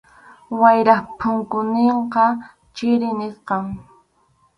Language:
Arequipa-La Unión Quechua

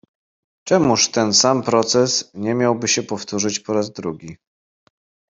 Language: Polish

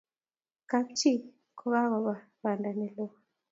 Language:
Kalenjin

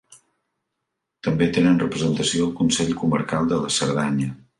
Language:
Catalan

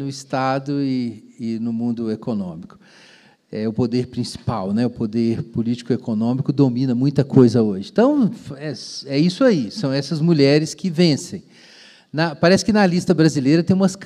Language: Portuguese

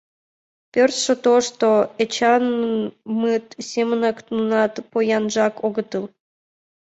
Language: Mari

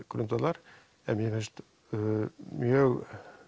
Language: Icelandic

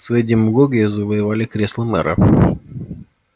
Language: Russian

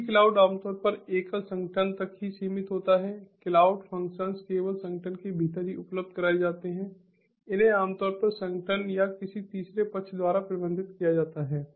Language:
Hindi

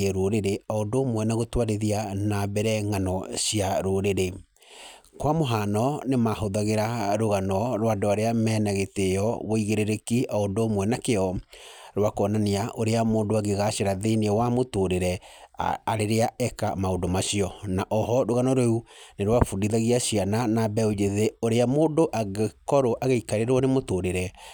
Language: Kikuyu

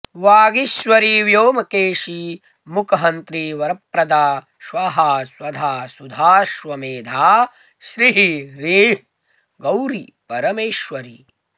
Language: Sanskrit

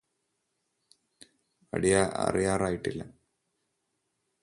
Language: Malayalam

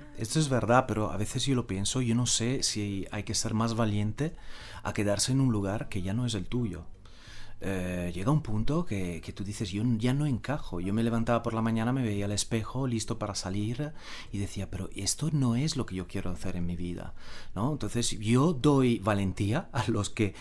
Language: Spanish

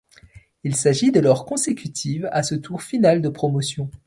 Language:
French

